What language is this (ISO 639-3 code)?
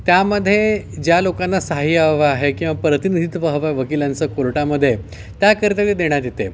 mar